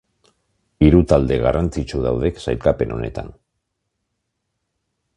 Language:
Basque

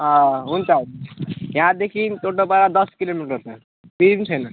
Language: Nepali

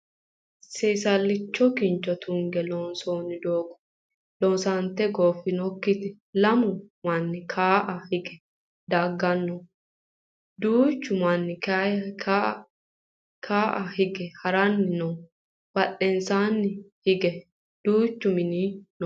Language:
Sidamo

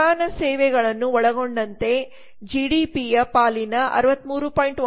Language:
Kannada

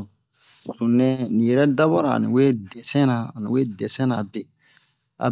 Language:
Bomu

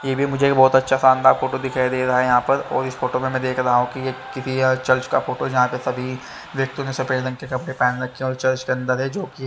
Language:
Hindi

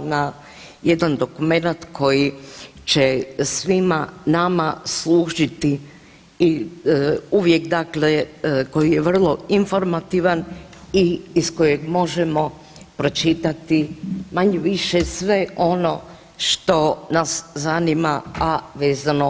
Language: Croatian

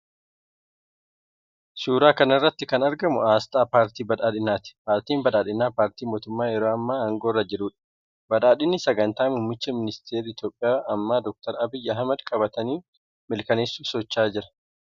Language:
Oromo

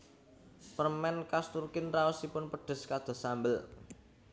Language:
Javanese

